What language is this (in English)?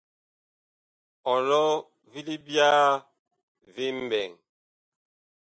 Bakoko